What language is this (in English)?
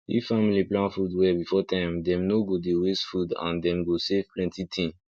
Nigerian Pidgin